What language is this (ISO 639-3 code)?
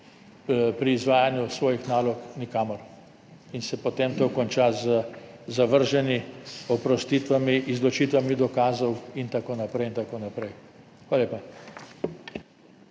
slv